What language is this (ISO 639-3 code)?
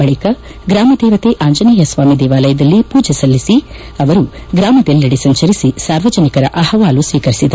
kan